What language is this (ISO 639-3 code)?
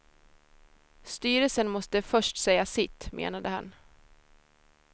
swe